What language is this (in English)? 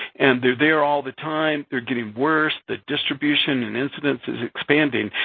English